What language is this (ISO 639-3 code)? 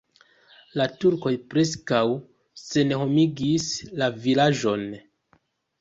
epo